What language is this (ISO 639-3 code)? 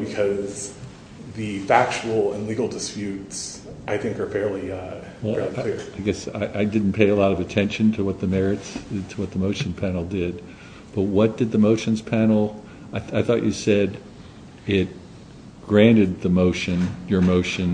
eng